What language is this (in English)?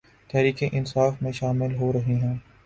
Urdu